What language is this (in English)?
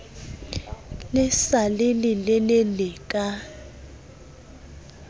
Southern Sotho